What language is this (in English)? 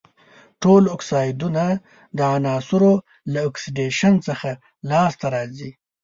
Pashto